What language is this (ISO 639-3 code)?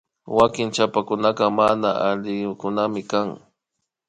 qvi